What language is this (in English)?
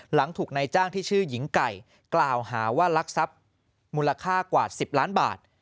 Thai